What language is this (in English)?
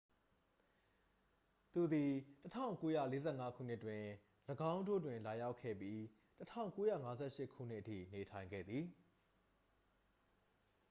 Burmese